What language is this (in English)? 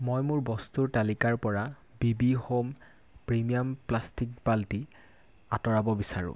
Assamese